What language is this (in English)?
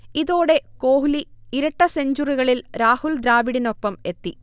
Malayalam